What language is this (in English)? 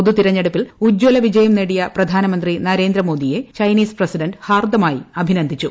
Malayalam